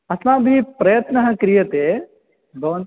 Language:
Sanskrit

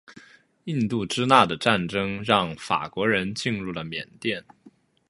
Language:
Chinese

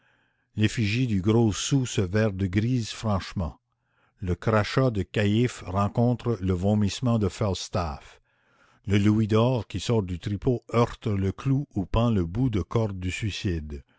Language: French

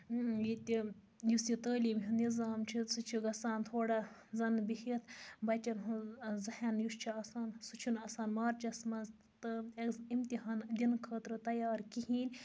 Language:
Kashmiri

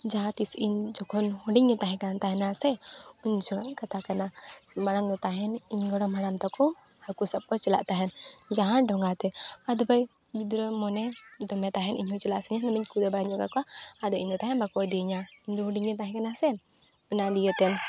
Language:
Santali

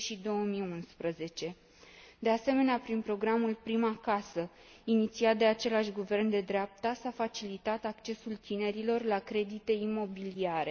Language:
Romanian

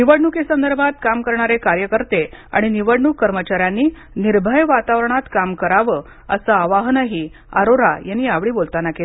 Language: Marathi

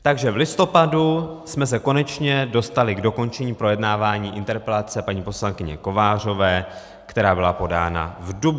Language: Czech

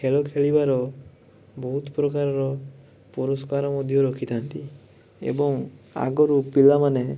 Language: Odia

